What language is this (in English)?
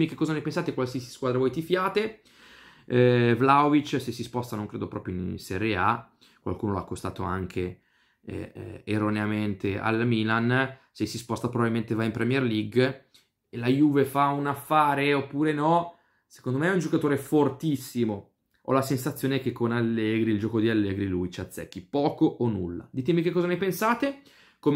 Italian